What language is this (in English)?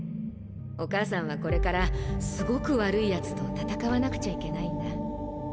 Japanese